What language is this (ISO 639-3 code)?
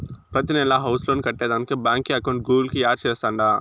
tel